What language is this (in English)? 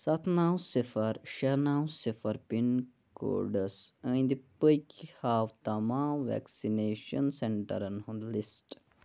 Kashmiri